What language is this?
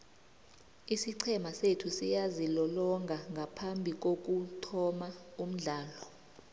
South Ndebele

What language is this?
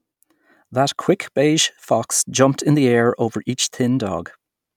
English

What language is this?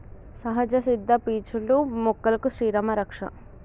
Telugu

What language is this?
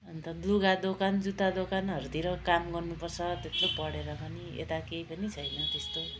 Nepali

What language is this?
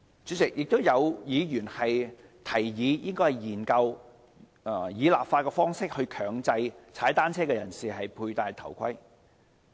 Cantonese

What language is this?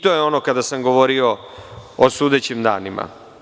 Serbian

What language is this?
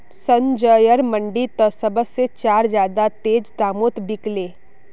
Magahi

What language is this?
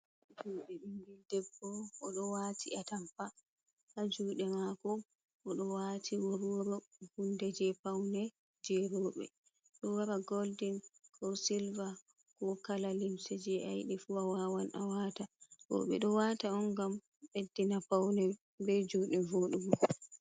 Fula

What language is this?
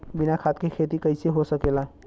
Bhojpuri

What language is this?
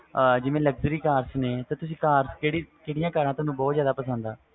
Punjabi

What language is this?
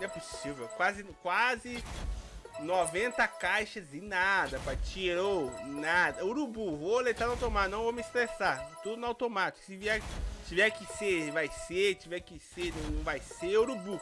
Portuguese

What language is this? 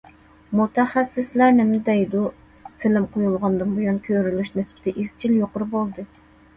Uyghur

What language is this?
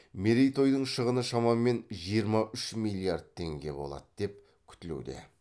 Kazakh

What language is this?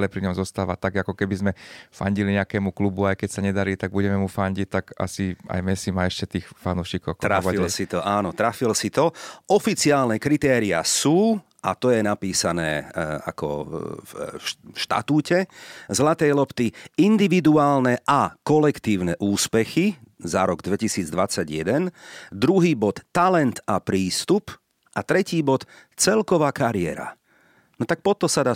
Slovak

